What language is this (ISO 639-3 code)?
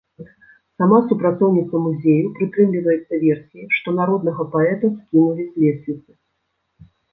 bel